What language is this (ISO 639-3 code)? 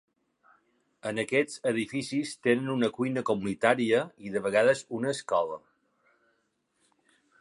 cat